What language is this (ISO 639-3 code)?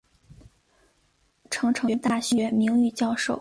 zho